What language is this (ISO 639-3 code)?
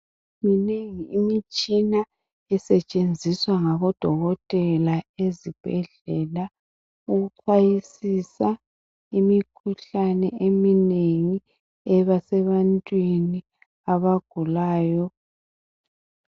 nde